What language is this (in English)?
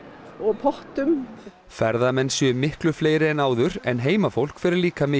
Icelandic